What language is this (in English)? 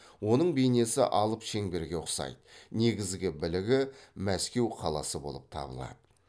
Kazakh